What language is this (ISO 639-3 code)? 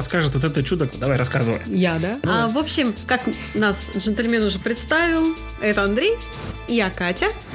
rus